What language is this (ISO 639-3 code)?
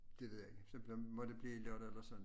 dan